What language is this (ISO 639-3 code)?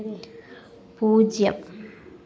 mal